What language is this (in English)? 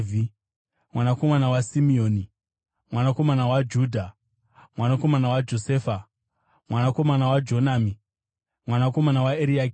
Shona